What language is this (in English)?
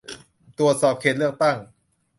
Thai